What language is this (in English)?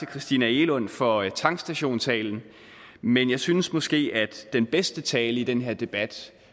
Danish